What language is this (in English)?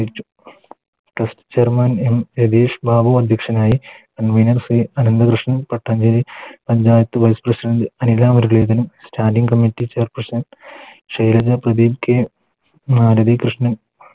Malayalam